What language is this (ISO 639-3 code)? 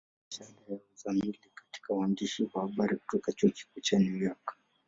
swa